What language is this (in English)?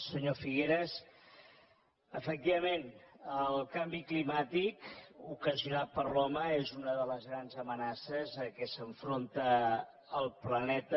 Catalan